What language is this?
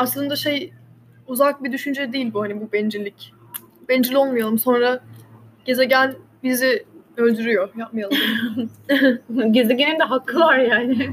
Turkish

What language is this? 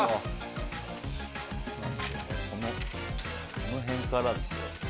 Japanese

